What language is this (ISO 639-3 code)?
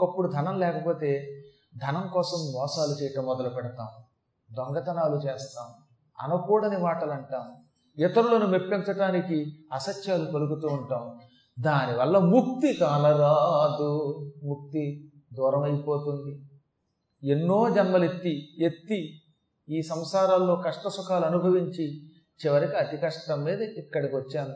tel